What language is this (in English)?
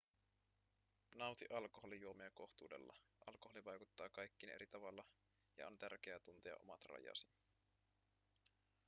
Finnish